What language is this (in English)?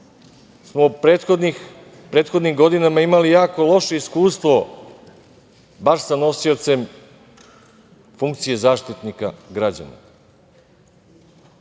Serbian